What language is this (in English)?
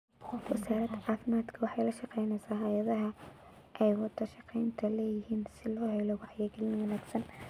Somali